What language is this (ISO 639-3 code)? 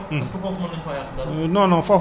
wol